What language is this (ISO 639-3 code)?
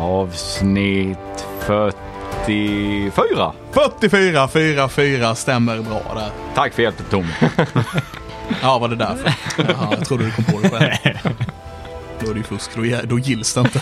swe